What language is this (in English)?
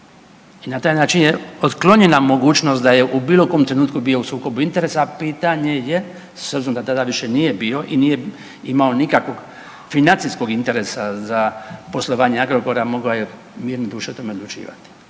Croatian